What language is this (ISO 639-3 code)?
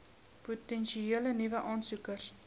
afr